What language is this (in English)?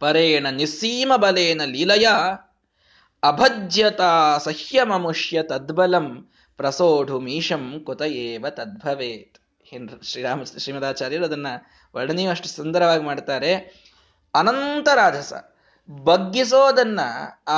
Kannada